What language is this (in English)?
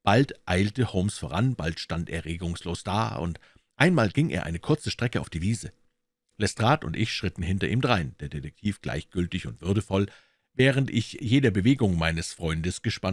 German